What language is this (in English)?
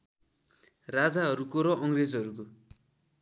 Nepali